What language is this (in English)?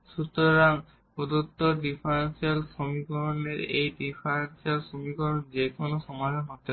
Bangla